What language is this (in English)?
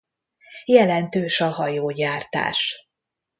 Hungarian